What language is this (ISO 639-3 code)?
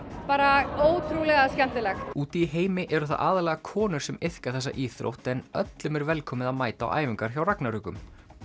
isl